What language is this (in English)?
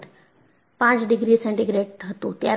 Gujarati